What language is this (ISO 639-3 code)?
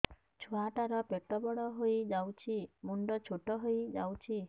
ori